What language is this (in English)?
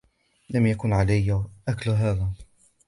Arabic